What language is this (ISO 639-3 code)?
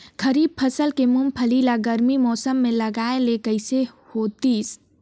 hne